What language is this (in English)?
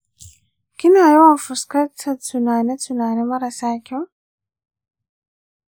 Hausa